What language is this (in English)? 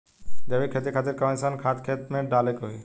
Bhojpuri